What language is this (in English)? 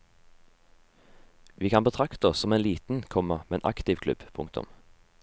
Norwegian